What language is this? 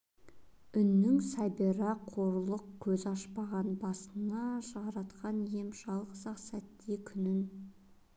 Kazakh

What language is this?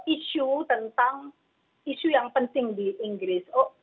Indonesian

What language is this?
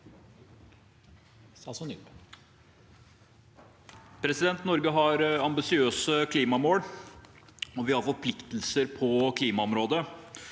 Norwegian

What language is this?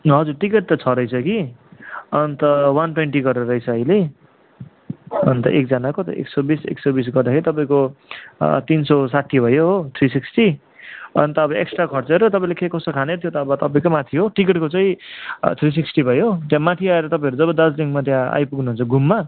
Nepali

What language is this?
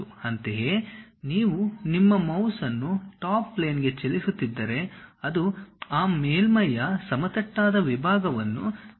Kannada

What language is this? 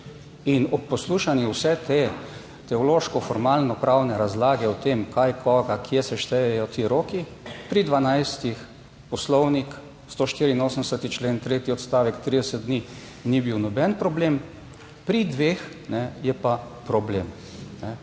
Slovenian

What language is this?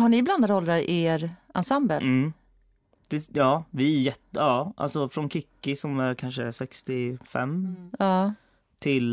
Swedish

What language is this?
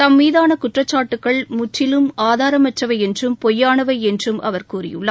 Tamil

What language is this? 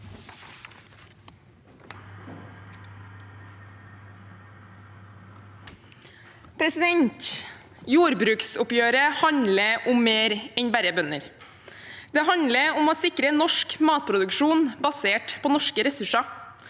Norwegian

